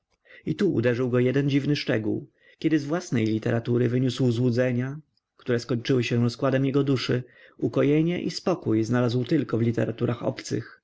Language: Polish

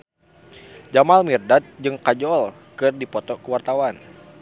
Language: Sundanese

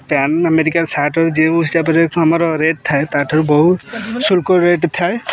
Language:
Odia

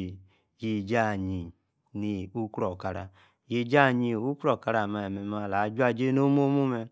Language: Yace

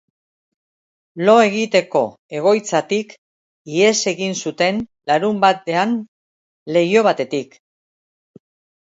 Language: Basque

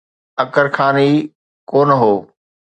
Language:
Sindhi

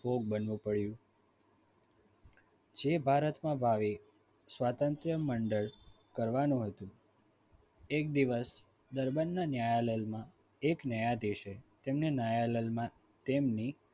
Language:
Gujarati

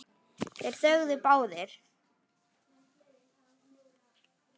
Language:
Icelandic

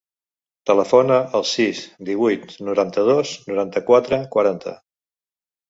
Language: Catalan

